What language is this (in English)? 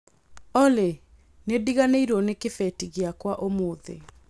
Kikuyu